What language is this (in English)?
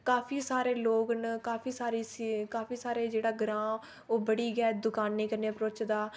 Dogri